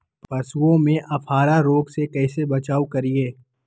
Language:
Magahi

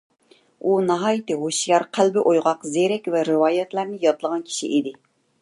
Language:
Uyghur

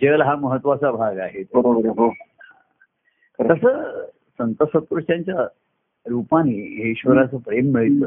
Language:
Marathi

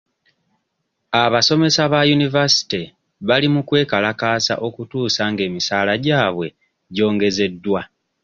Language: Ganda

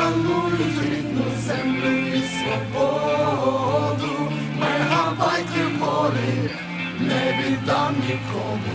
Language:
Ukrainian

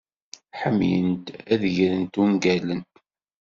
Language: Kabyle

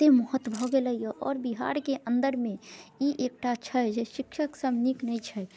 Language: Maithili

